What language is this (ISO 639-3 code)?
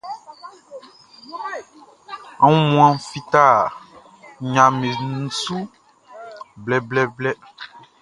bci